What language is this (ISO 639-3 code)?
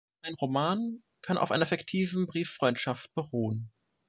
deu